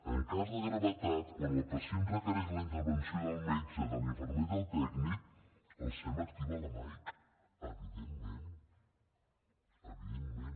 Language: Catalan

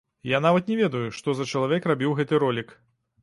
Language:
Belarusian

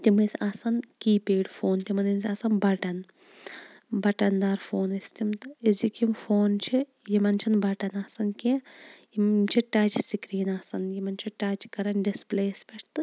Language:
Kashmiri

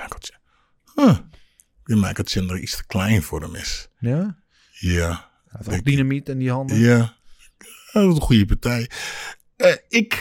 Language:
Dutch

